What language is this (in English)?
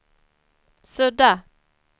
Swedish